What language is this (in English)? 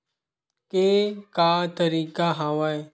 Chhattisgarhi